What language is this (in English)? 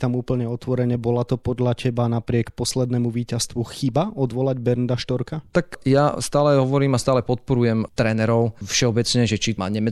Slovak